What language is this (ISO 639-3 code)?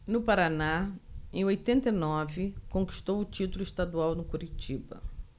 por